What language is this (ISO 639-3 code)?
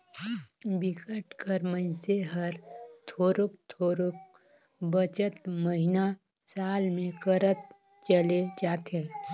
hne